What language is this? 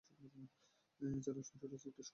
Bangla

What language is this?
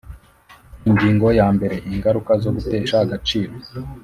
Kinyarwanda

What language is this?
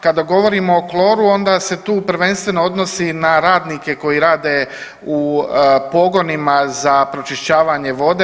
Croatian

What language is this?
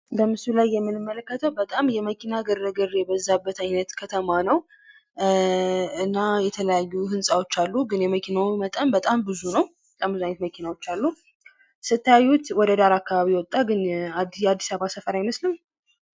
Amharic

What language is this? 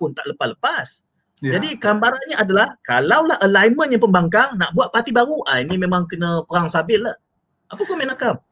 Malay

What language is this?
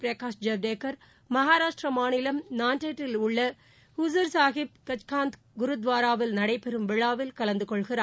Tamil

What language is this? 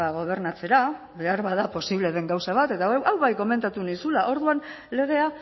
Basque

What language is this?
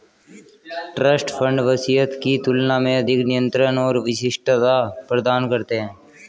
Hindi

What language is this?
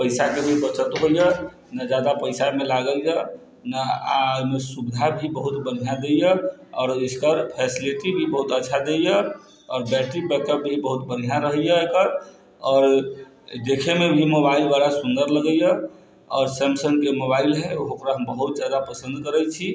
Maithili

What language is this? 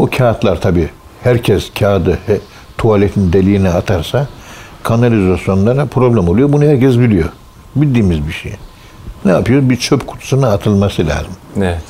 Turkish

